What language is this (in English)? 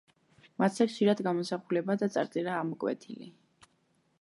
Georgian